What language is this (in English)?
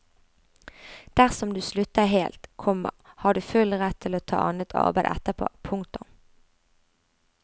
Norwegian